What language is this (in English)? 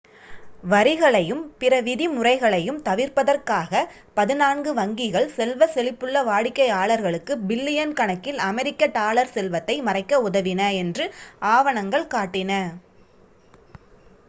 Tamil